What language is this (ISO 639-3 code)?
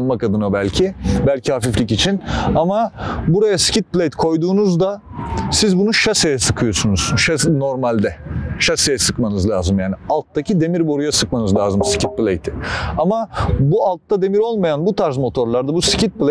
tur